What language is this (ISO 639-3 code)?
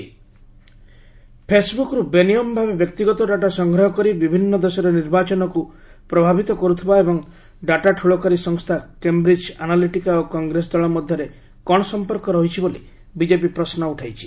ori